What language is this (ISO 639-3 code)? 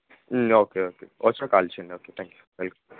tel